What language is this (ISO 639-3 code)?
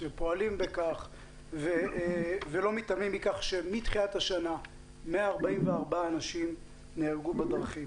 heb